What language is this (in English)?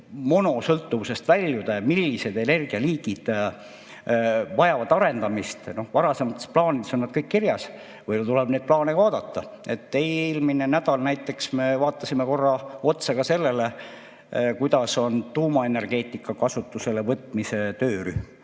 Estonian